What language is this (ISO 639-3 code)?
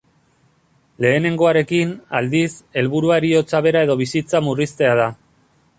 eus